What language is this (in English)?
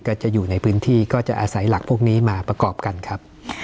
Thai